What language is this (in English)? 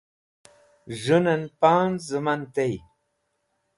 Wakhi